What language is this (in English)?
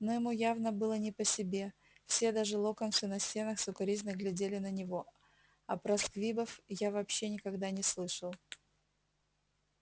Russian